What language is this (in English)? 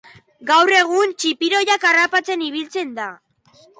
Basque